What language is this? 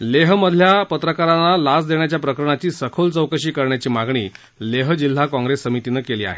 Marathi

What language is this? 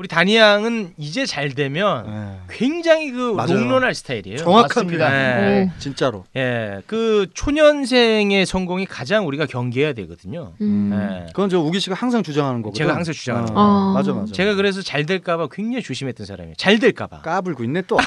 Korean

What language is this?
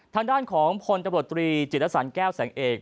Thai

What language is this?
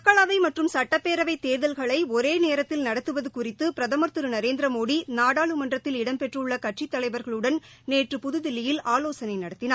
Tamil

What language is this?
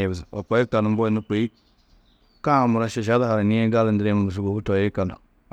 Tedaga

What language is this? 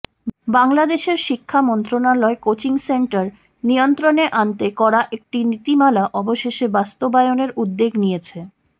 Bangla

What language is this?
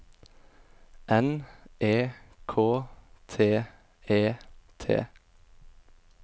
Norwegian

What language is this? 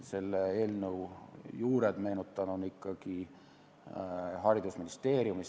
Estonian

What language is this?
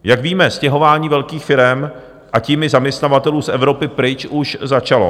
Czech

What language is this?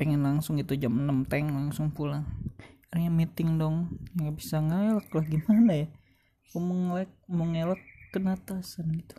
Indonesian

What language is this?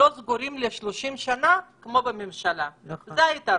Hebrew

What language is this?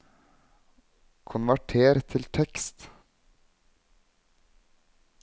Norwegian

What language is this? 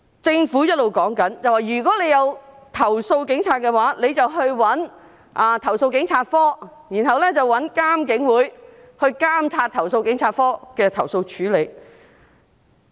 Cantonese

